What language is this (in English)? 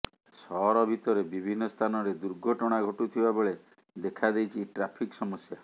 Odia